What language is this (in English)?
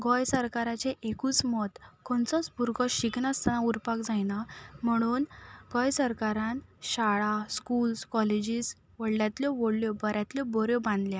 Konkani